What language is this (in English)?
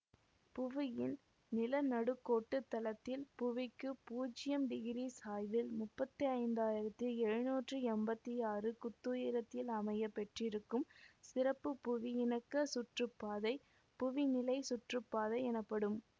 Tamil